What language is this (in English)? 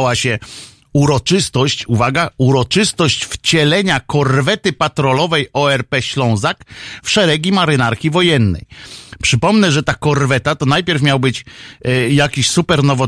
Polish